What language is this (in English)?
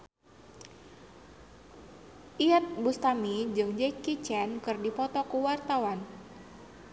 Sundanese